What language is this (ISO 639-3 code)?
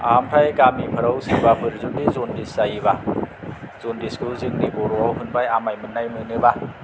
brx